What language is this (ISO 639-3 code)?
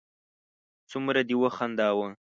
pus